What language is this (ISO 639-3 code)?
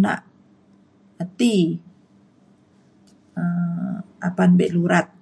xkl